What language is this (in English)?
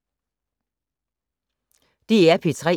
Danish